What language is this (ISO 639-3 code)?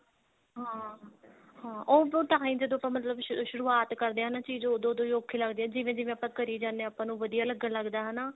pan